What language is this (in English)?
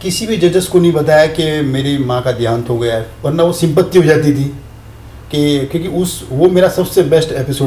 Hindi